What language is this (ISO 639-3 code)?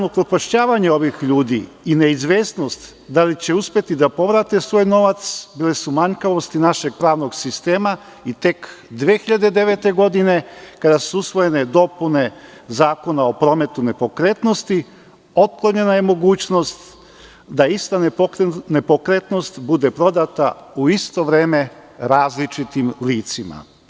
srp